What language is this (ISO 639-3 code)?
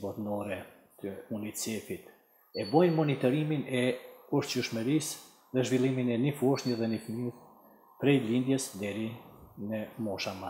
ron